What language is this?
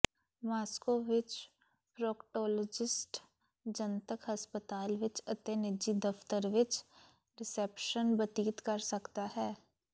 Punjabi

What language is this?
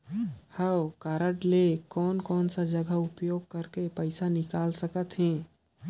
Chhattisgarhi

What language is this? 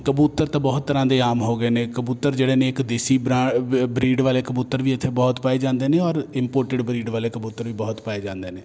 Punjabi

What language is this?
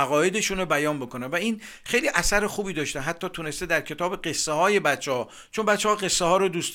Persian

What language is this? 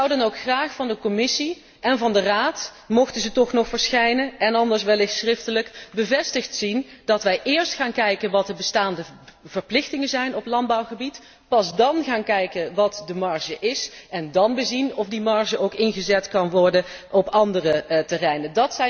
Dutch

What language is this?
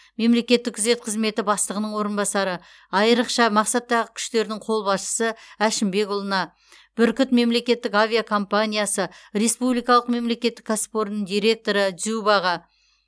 Kazakh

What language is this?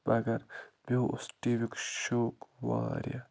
Kashmiri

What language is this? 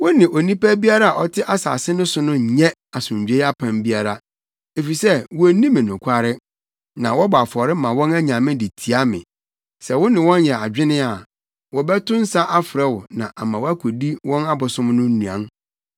Akan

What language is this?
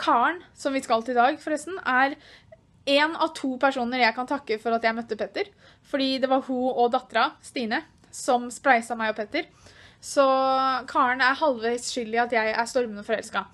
Norwegian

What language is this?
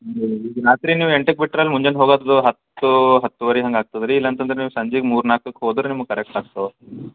Kannada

